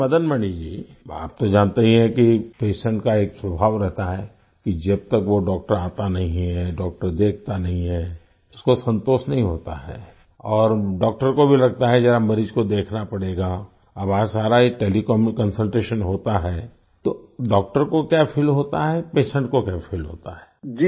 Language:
Hindi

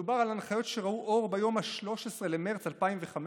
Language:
Hebrew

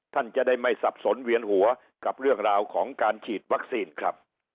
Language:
Thai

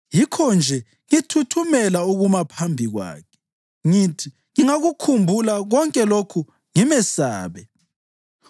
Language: North Ndebele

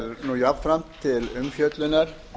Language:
Icelandic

